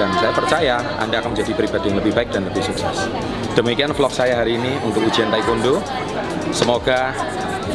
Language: Indonesian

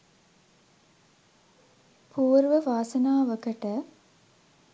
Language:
Sinhala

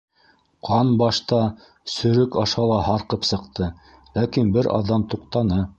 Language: Bashkir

